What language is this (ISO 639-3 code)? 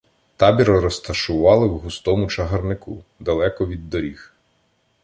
ukr